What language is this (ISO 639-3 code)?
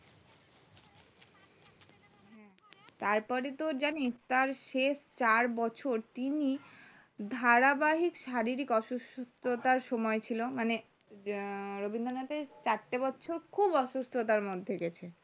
ben